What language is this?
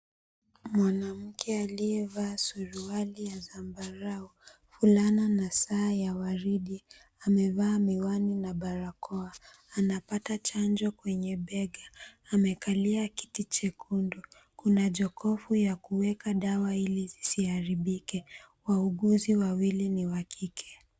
Swahili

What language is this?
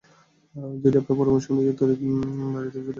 Bangla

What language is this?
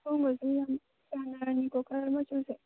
Manipuri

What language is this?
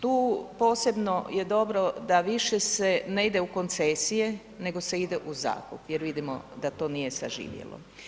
Croatian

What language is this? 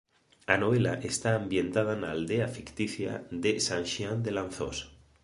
Galician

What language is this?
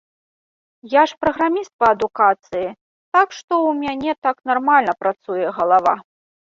Belarusian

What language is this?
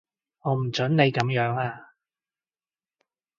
Cantonese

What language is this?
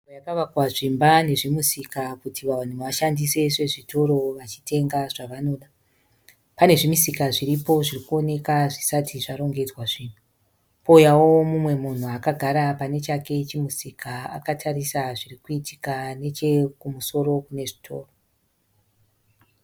Shona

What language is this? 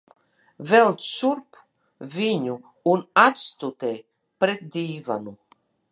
Latvian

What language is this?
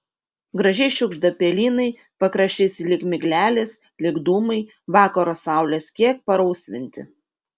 Lithuanian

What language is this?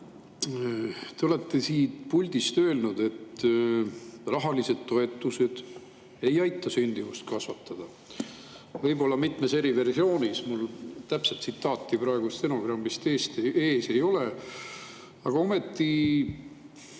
Estonian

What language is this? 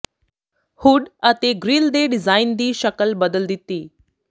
Punjabi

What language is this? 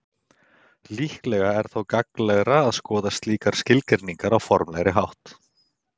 Icelandic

